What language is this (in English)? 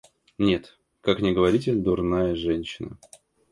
Russian